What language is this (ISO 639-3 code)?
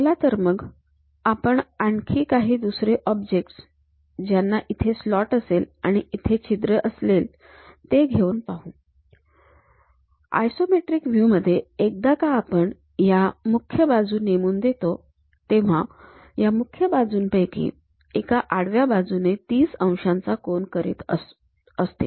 mar